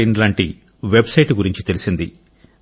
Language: Telugu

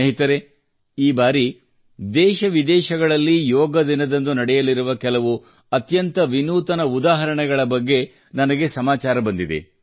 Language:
Kannada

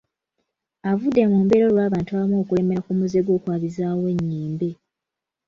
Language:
Ganda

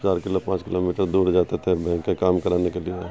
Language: Urdu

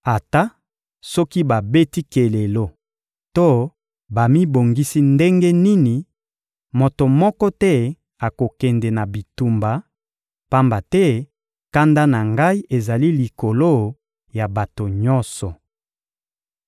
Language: Lingala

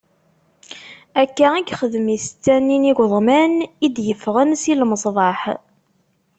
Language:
Kabyle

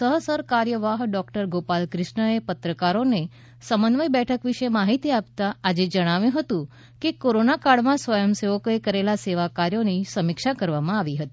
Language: Gujarati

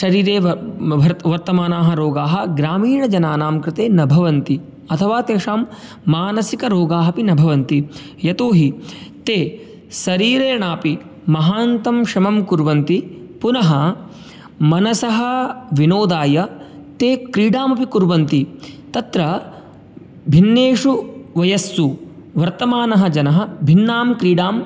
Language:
Sanskrit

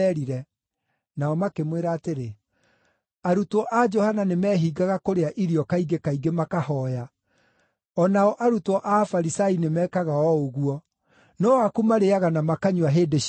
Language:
Kikuyu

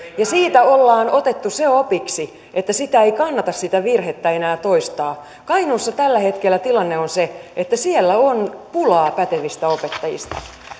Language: Finnish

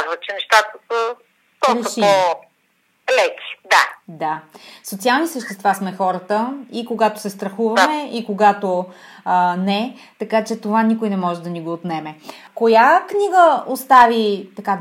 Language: Bulgarian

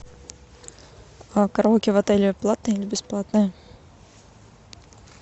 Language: Russian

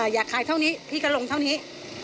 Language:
Thai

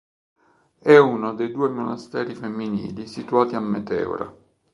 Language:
Italian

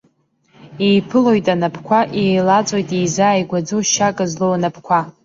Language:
Abkhazian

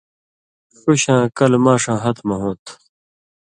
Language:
Indus Kohistani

